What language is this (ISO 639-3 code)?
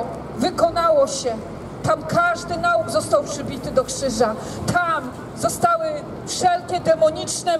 pol